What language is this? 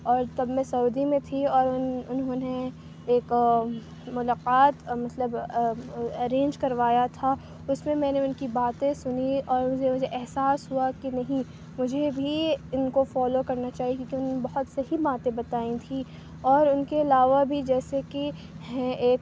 Urdu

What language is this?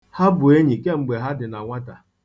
Igbo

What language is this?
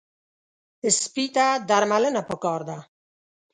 Pashto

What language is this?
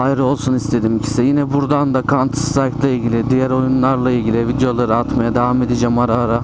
Turkish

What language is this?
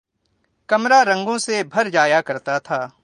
Urdu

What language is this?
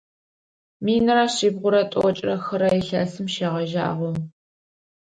Adyghe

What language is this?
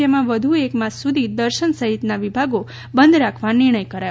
Gujarati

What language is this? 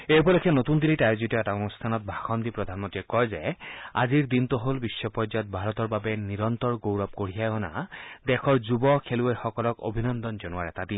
Assamese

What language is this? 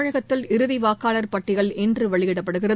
Tamil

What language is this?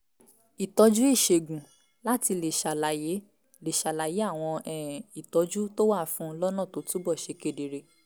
Yoruba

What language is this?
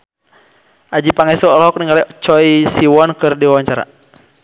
Sundanese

